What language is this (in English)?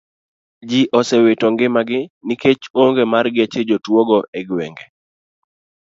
Luo (Kenya and Tanzania)